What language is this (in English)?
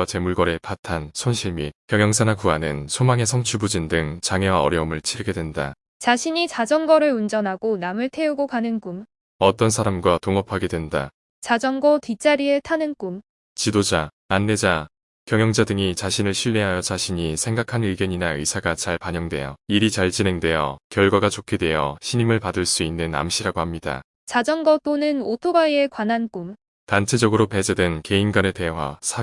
Korean